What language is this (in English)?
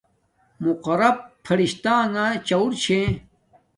Domaaki